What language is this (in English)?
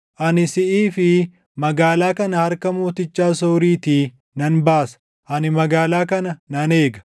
Oromo